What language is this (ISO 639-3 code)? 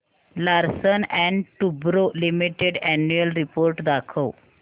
mar